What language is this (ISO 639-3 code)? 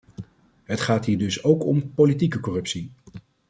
nld